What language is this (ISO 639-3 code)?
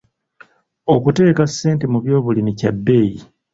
lug